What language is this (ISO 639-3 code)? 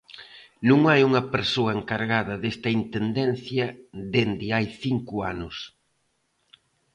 glg